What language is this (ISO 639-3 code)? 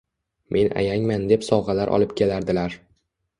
uzb